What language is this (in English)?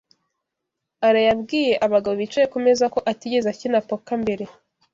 Kinyarwanda